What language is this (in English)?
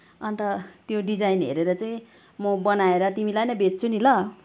Nepali